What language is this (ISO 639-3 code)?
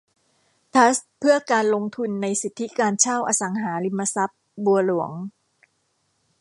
tha